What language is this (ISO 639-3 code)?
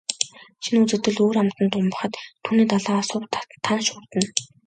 mon